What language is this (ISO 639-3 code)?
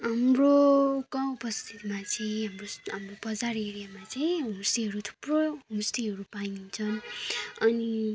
nep